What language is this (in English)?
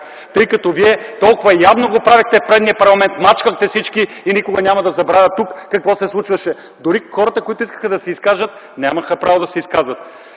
Bulgarian